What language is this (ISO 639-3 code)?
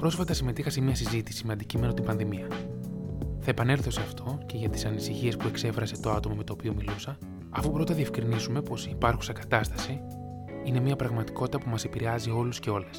ell